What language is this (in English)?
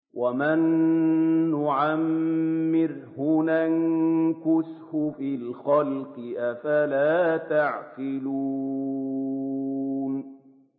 Arabic